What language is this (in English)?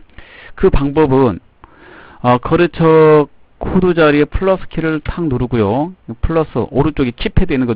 Korean